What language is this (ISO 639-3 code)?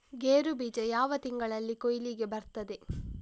kan